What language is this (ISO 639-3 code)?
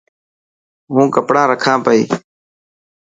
mki